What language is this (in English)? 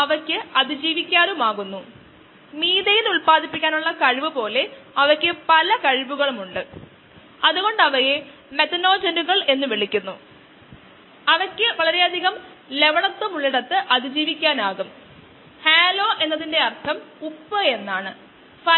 Malayalam